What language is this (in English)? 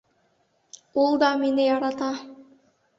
Bashkir